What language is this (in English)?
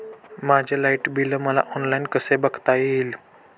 Marathi